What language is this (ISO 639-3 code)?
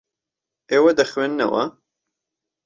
ckb